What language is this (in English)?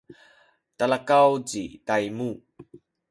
Sakizaya